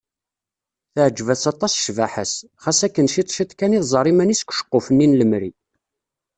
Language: Kabyle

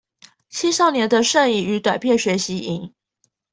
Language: Chinese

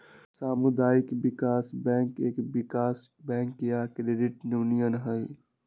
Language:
Magahi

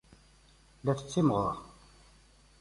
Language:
Kabyle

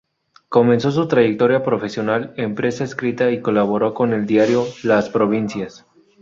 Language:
Spanish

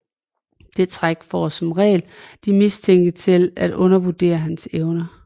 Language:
Danish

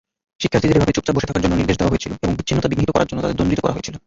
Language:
Bangla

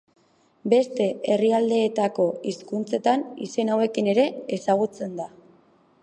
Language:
Basque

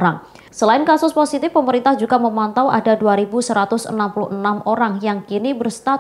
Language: Indonesian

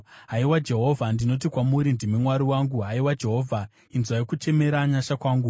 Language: Shona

